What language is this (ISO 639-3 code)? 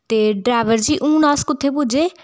doi